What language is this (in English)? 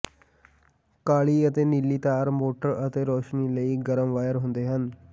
Punjabi